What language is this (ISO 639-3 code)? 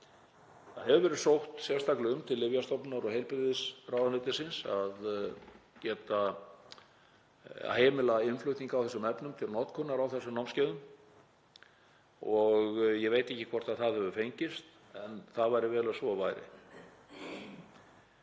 isl